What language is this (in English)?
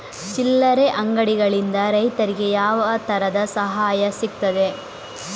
Kannada